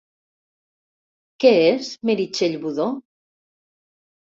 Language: Catalan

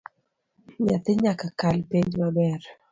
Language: Luo (Kenya and Tanzania)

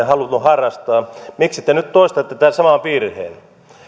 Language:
Finnish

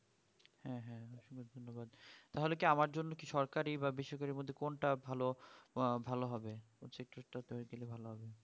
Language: Bangla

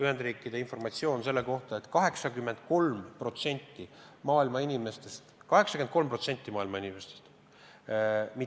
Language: Estonian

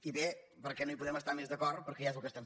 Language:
Catalan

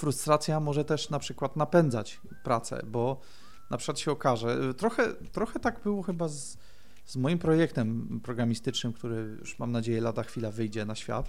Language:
Polish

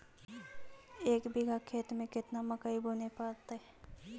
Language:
Magahi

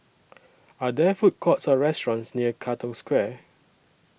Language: English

